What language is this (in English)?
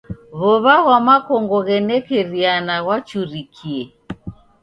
Taita